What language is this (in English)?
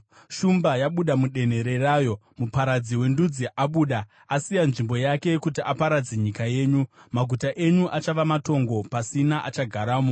Shona